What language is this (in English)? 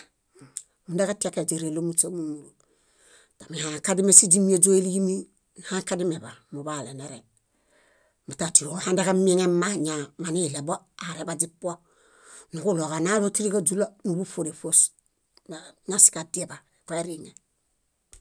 Bayot